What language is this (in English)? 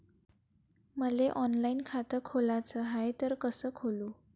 Marathi